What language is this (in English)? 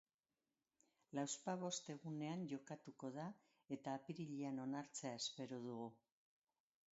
Basque